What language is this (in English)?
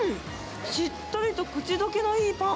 Japanese